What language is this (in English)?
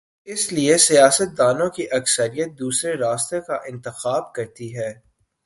Urdu